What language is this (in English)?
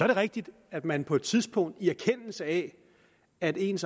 Danish